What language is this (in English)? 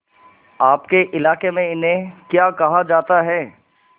Hindi